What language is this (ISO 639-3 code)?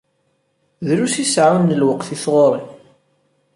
kab